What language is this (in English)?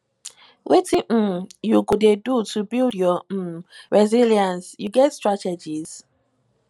Nigerian Pidgin